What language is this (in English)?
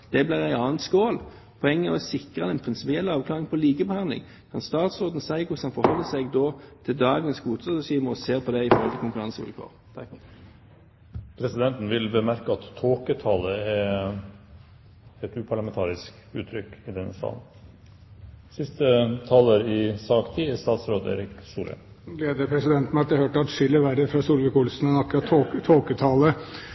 Norwegian